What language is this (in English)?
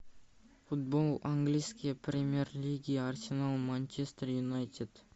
Russian